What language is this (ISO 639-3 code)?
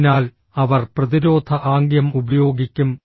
mal